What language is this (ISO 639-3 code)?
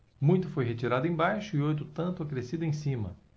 por